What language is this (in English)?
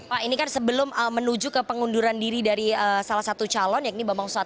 Indonesian